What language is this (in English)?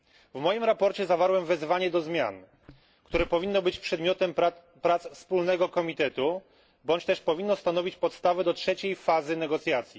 Polish